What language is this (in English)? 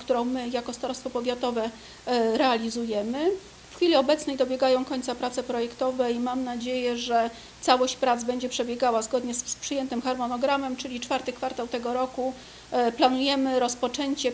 Polish